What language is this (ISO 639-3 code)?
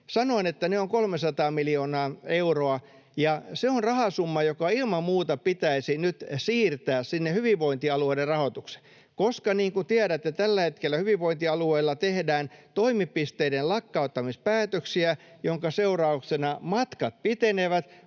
fin